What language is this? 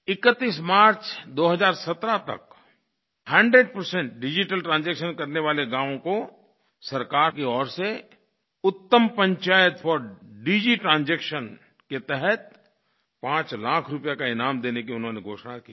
Hindi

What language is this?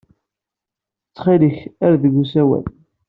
Kabyle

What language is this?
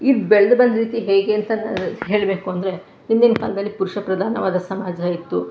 Kannada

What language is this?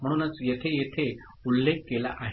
Marathi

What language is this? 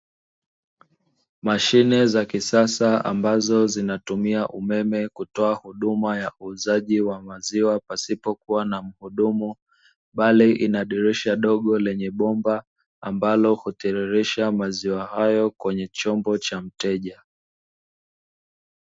Swahili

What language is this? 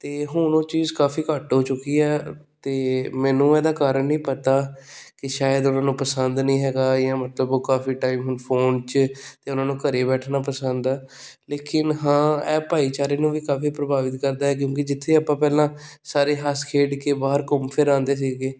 Punjabi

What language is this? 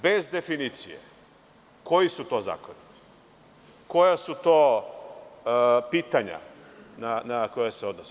Serbian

